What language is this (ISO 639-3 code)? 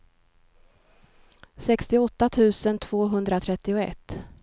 swe